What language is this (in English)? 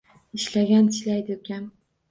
Uzbek